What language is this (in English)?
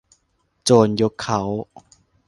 Thai